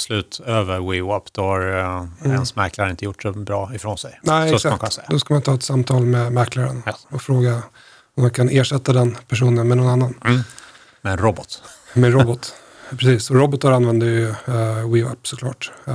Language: Swedish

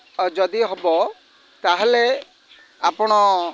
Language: Odia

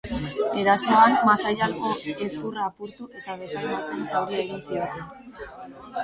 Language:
Basque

